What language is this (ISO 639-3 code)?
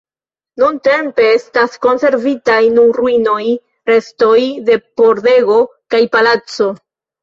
epo